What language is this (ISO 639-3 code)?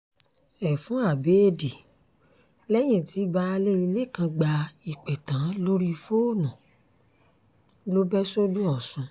yor